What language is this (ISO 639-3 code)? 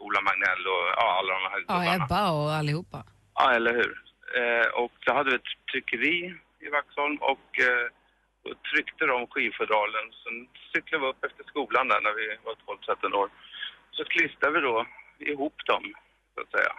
swe